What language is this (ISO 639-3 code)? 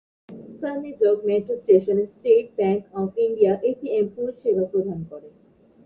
ben